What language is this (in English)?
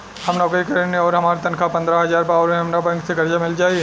Bhojpuri